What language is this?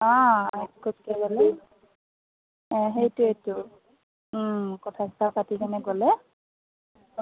Assamese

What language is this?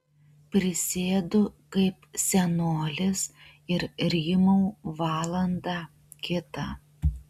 Lithuanian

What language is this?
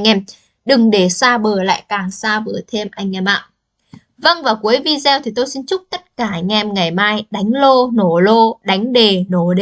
Vietnamese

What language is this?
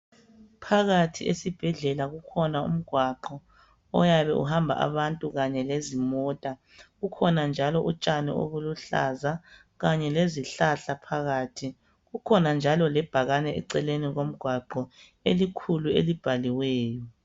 North Ndebele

